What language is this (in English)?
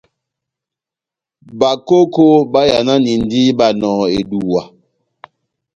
Batanga